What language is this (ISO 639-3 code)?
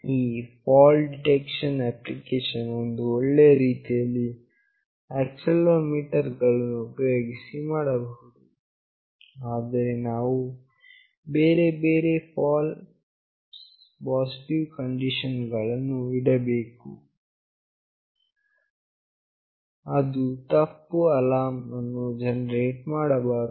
kan